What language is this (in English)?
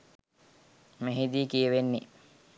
Sinhala